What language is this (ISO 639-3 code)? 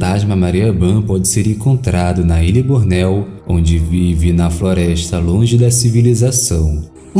por